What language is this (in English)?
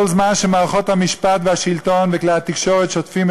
Hebrew